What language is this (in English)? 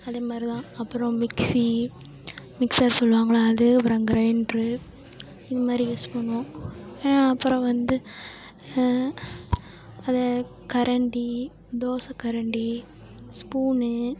Tamil